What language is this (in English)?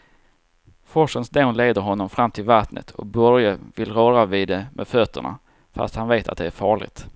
Swedish